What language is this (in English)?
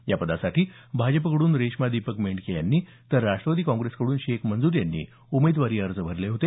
Marathi